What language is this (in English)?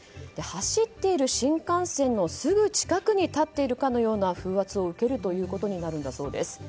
Japanese